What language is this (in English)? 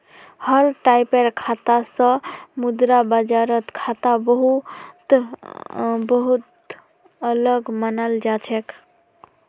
Magahi